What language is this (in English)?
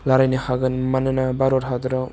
Bodo